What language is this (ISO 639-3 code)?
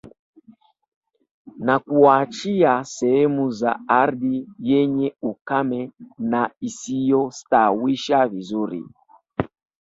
swa